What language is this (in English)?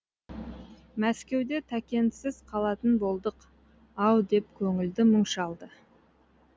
Kazakh